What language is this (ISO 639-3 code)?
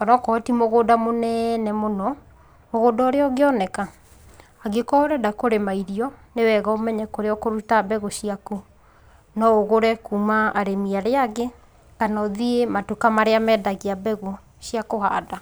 kik